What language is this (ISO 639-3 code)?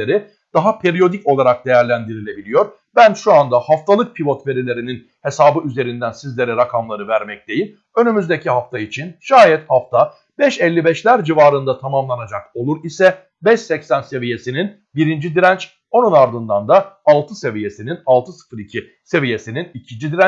tur